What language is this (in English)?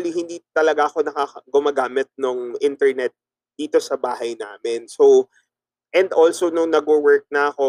Filipino